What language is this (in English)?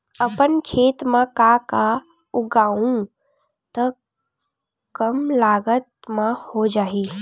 Chhattisgarhi